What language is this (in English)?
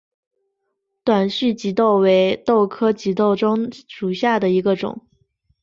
Chinese